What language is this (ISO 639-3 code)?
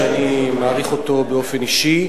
heb